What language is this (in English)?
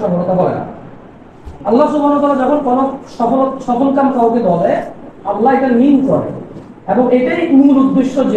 Arabic